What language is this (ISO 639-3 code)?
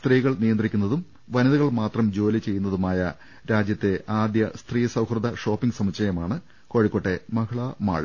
mal